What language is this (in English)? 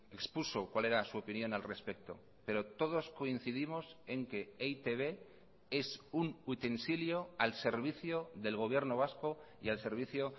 Spanish